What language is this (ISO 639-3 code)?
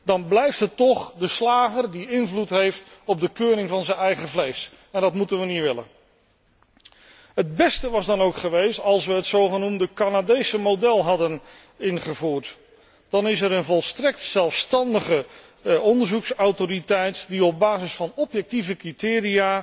nld